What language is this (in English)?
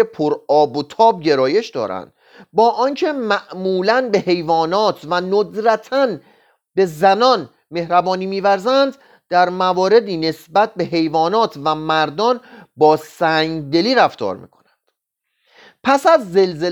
Persian